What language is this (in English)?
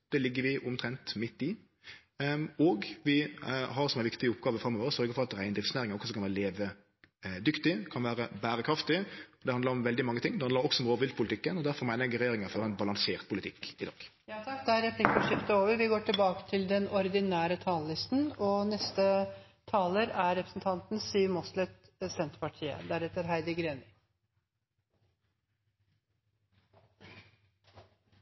Norwegian